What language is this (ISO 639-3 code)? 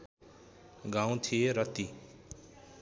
nep